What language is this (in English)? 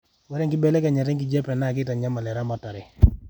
Masai